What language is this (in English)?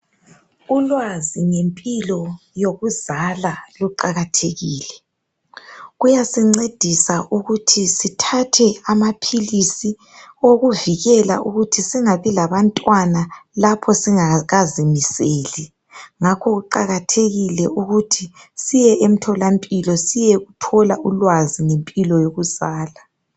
North Ndebele